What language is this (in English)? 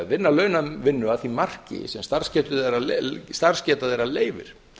Icelandic